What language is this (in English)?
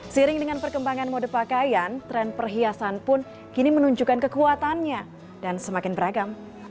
Indonesian